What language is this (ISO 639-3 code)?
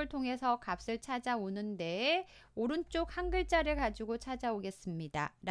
kor